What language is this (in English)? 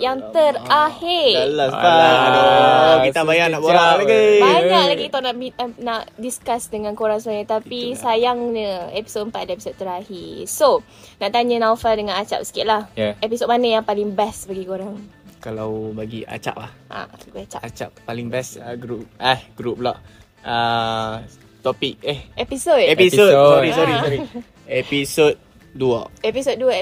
Malay